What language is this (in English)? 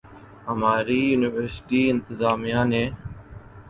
Urdu